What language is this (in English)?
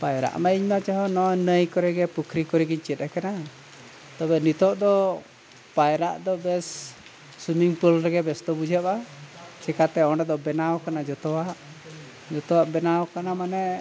Santali